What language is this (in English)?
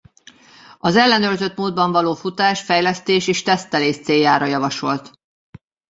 Hungarian